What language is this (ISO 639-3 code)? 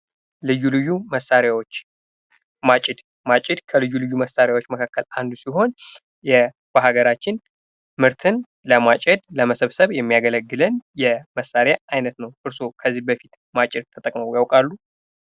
amh